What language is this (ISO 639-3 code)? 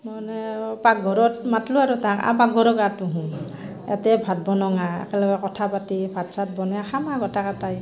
asm